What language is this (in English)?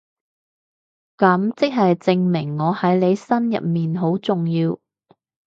Cantonese